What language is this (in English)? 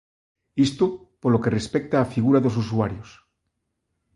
Galician